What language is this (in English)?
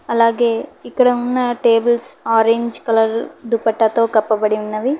Telugu